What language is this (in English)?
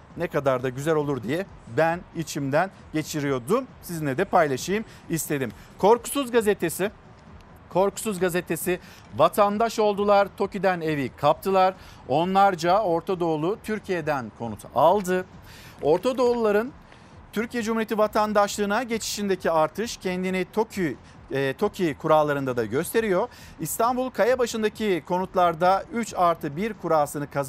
Turkish